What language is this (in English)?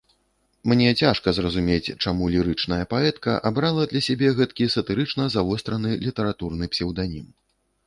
Belarusian